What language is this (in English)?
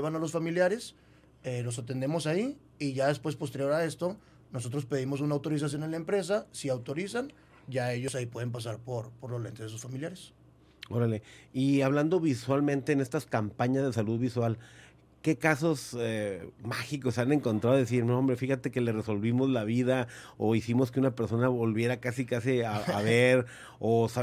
Spanish